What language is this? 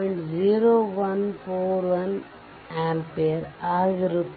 Kannada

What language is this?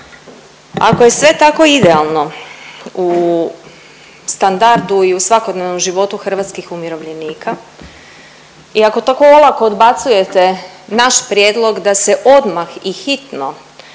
Croatian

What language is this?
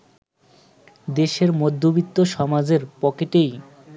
Bangla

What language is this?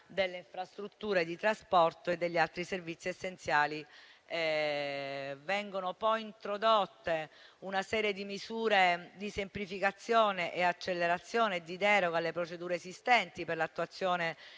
Italian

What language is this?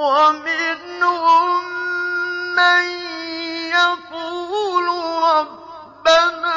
Arabic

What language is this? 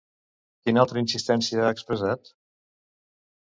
Catalan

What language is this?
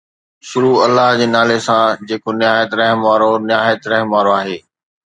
Sindhi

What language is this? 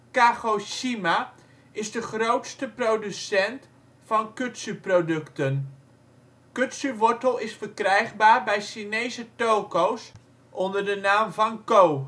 Dutch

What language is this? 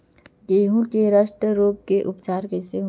Chhattisgarhi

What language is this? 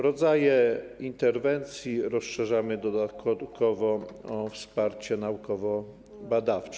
Polish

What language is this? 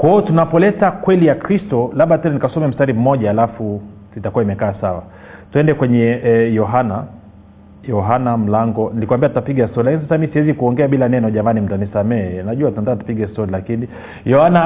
Swahili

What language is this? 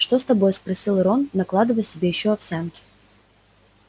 Russian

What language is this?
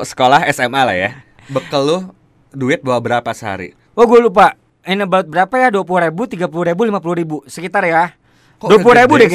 Indonesian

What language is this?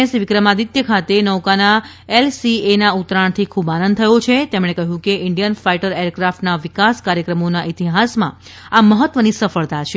Gujarati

